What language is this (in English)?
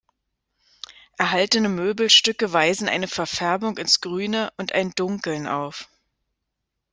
German